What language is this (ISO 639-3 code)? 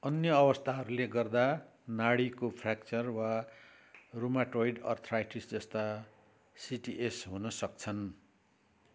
nep